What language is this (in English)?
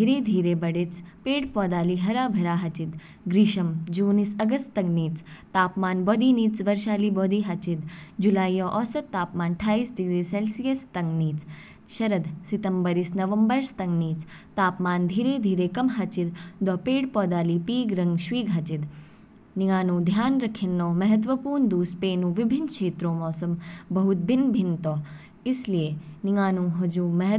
Kinnauri